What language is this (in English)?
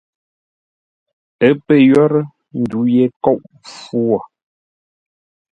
Ngombale